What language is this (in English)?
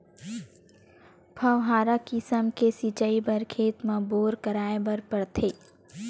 Chhattisgarhi